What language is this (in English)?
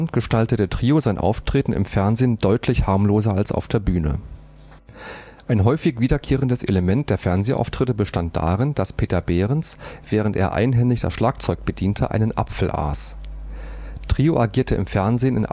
German